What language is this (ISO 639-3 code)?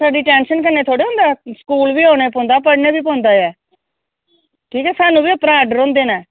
doi